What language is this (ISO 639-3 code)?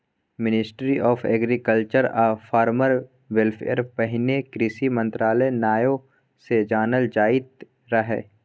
mai